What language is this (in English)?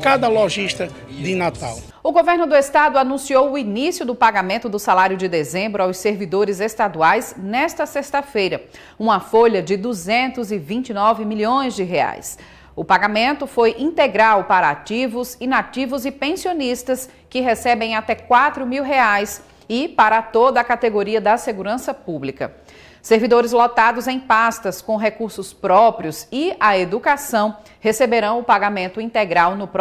Portuguese